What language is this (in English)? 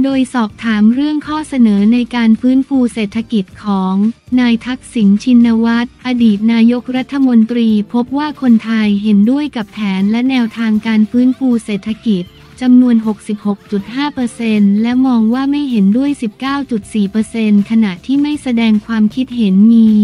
Thai